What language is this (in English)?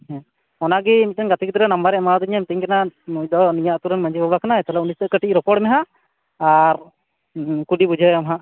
Santali